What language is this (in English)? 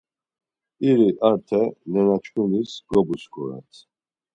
Laz